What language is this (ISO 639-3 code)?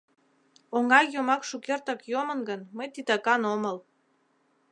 chm